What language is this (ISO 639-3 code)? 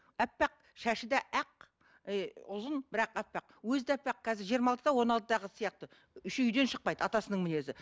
kaz